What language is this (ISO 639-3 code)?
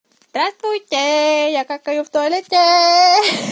rus